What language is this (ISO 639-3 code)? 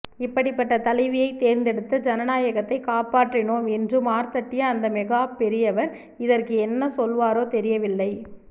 tam